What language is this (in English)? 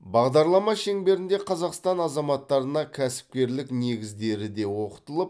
Kazakh